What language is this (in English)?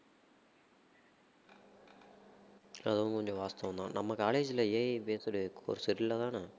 Tamil